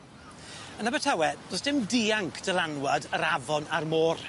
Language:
Welsh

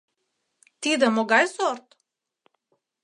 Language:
Mari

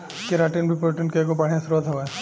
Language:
Bhojpuri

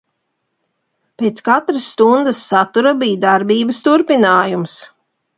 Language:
Latvian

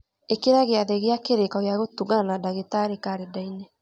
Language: Kikuyu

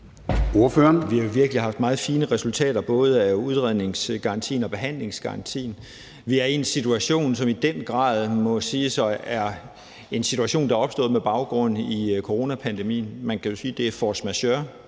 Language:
Danish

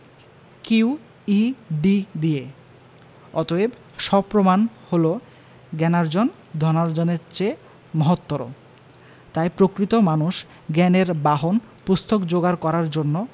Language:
Bangla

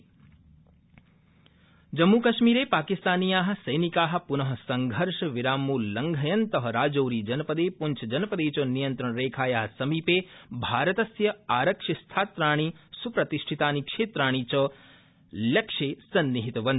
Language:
Sanskrit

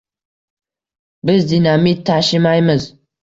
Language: Uzbek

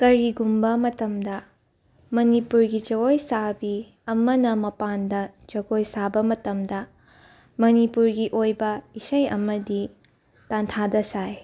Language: Manipuri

